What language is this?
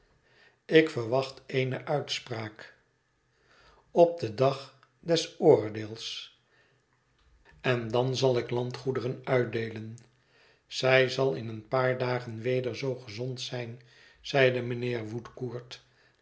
Dutch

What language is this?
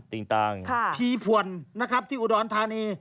Thai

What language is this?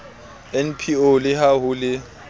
Southern Sotho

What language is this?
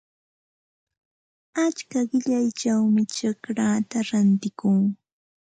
Santa Ana de Tusi Pasco Quechua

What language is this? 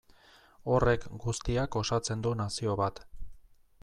Basque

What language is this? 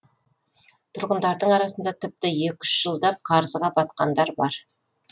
Kazakh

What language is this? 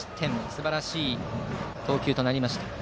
Japanese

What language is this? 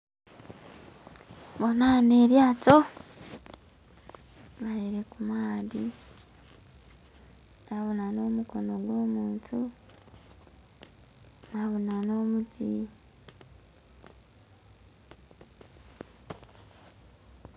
Soga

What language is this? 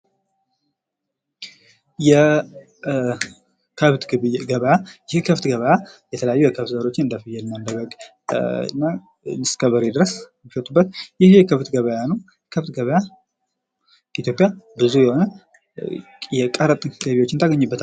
Amharic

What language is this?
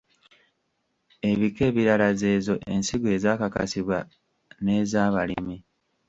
Ganda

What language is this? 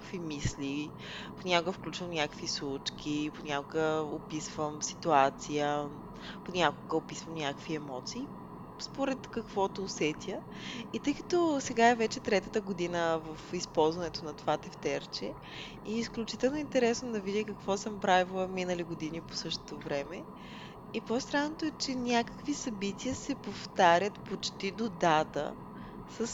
Bulgarian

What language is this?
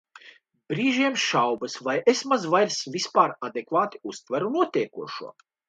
Latvian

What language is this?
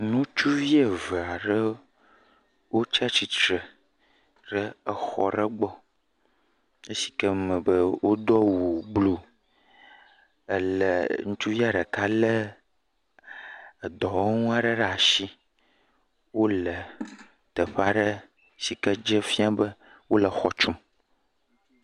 Ewe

